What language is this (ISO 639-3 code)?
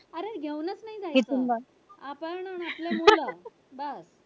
mar